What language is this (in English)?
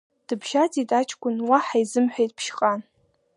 Abkhazian